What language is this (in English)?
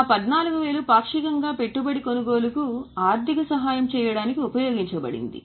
Telugu